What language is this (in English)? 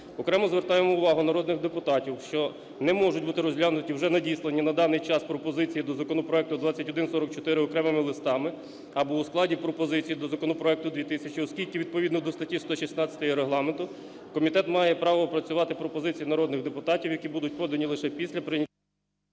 Ukrainian